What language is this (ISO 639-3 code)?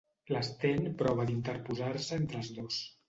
cat